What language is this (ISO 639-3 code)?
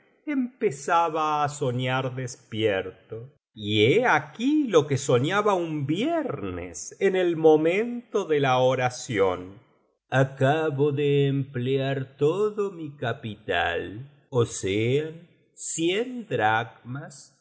spa